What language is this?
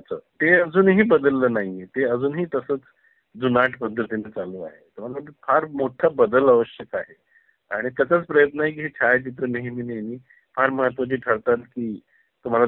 Marathi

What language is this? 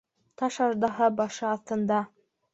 Bashkir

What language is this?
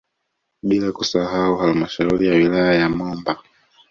Swahili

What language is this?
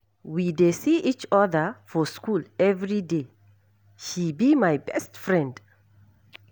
Nigerian Pidgin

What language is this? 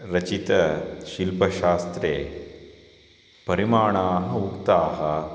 Sanskrit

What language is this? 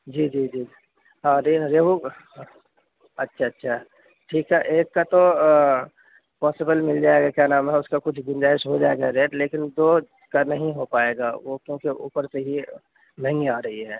Urdu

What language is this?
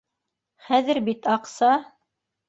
Bashkir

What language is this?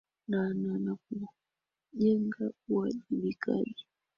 Swahili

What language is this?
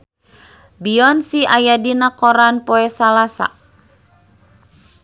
Sundanese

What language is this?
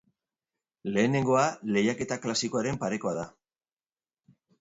Basque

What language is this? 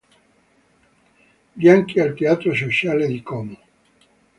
Italian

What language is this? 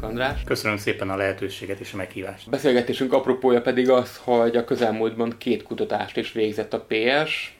Hungarian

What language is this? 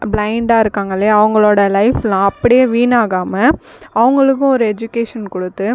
Tamil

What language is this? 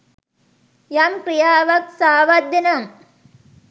Sinhala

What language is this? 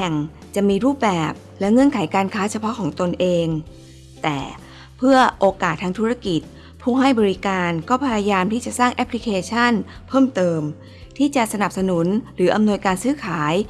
Thai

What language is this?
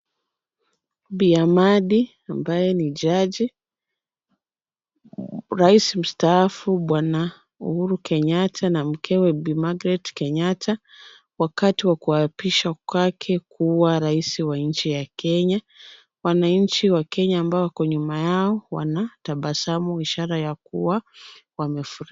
Swahili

